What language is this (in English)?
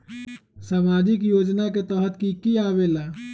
Magahi